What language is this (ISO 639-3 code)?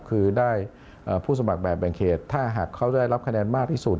tha